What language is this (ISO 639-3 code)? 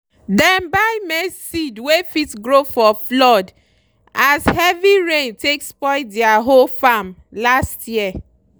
pcm